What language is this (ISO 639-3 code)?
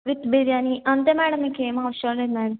tel